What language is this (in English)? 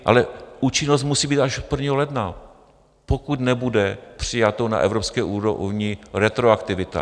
Czech